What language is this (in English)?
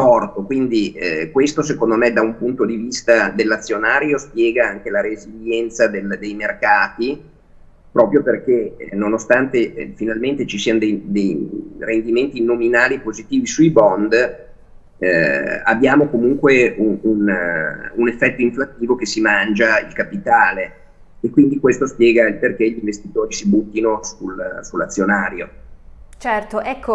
Italian